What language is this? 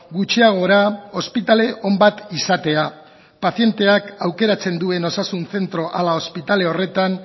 Basque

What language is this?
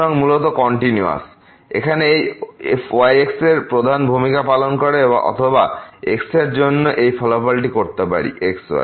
Bangla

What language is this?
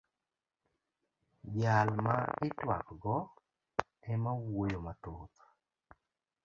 Luo (Kenya and Tanzania)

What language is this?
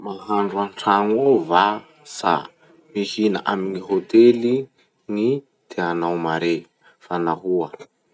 Masikoro Malagasy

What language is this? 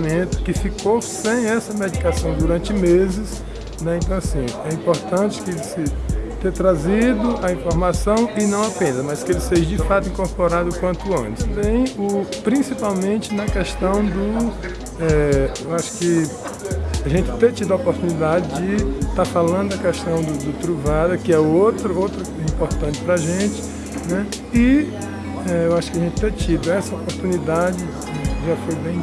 Portuguese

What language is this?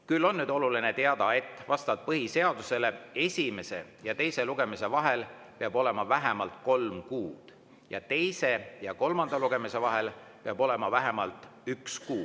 Estonian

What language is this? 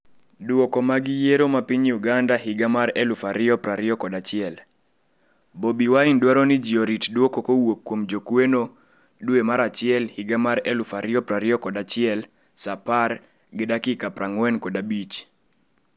Luo (Kenya and Tanzania)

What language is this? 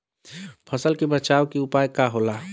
Bhojpuri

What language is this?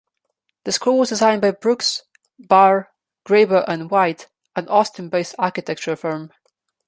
English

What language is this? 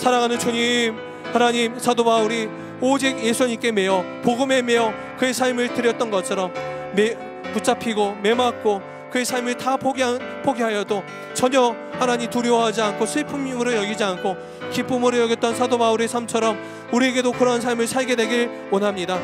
Korean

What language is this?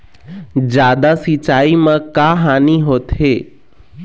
Chhattisgarhi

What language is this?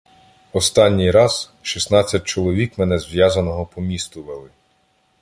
Ukrainian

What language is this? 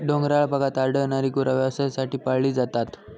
Marathi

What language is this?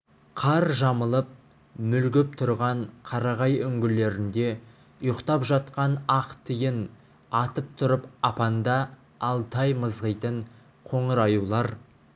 Kazakh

